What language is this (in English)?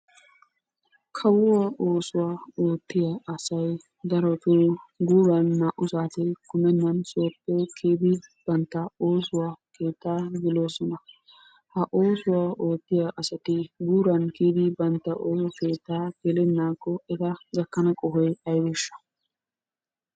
Wolaytta